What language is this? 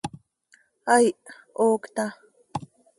Seri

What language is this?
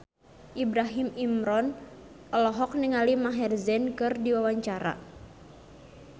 Sundanese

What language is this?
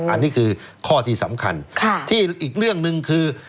Thai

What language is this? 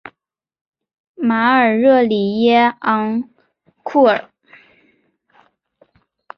Chinese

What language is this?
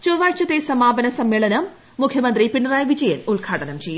Malayalam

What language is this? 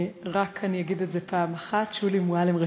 Hebrew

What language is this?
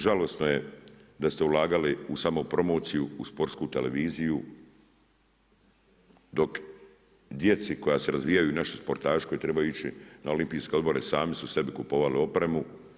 Croatian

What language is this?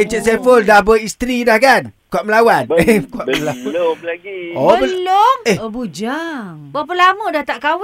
Malay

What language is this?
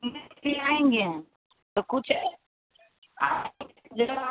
Hindi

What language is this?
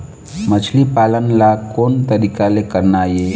Chhattisgarhi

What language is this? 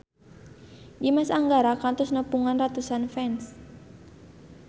Sundanese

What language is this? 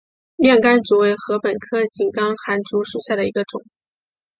Chinese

